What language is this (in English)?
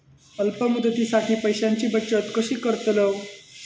Marathi